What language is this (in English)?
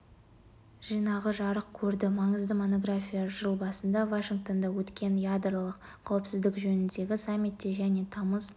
Kazakh